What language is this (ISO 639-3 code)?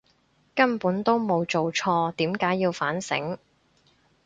yue